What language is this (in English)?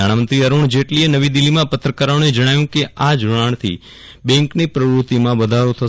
Gujarati